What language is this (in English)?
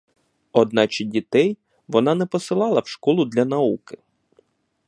Ukrainian